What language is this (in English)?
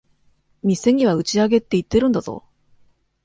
Japanese